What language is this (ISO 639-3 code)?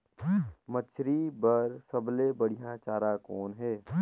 hne